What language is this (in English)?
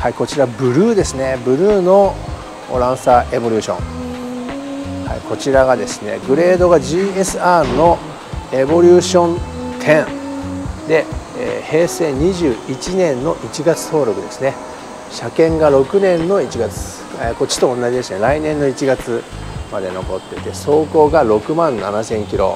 Japanese